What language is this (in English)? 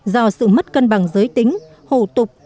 Vietnamese